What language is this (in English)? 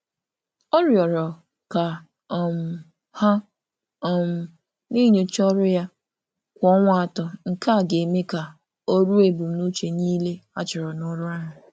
Igbo